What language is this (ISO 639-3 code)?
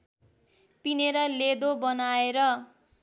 nep